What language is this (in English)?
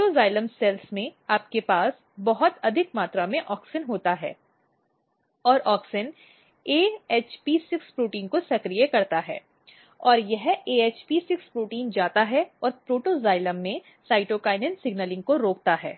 Hindi